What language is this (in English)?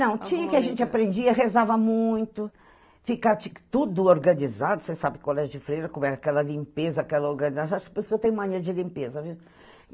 Portuguese